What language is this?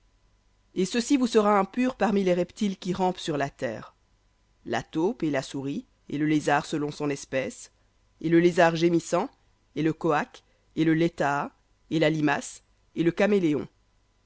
French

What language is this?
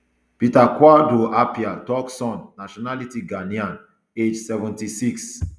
Nigerian Pidgin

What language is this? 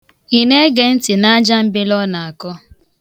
Igbo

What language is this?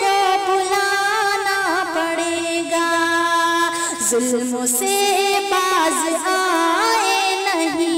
Hindi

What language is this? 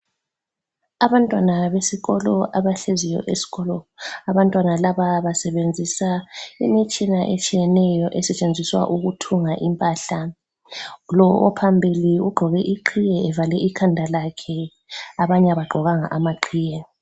North Ndebele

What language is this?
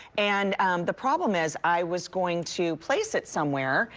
English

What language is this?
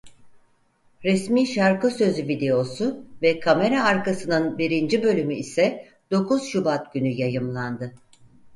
Turkish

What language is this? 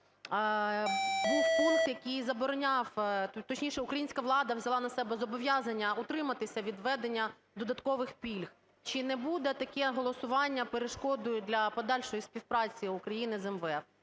Ukrainian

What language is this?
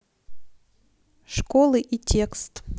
Russian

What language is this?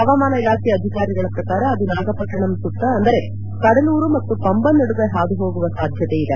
Kannada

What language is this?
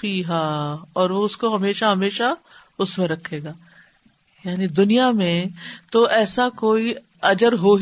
Urdu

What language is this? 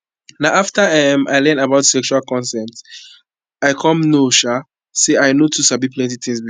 Nigerian Pidgin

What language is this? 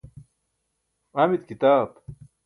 Burushaski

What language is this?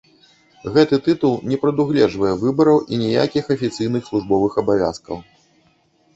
Belarusian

